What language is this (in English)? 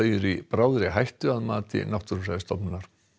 Icelandic